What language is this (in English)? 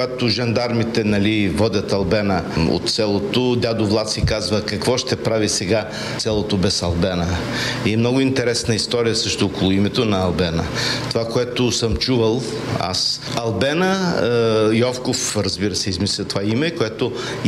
Bulgarian